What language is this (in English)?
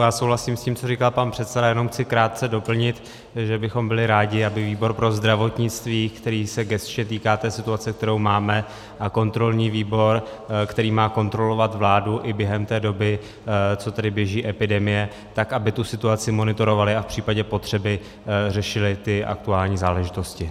Czech